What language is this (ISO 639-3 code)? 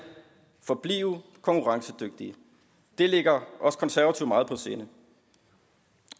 dan